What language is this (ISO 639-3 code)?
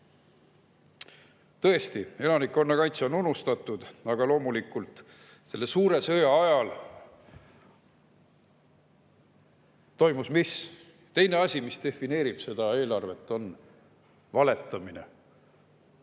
est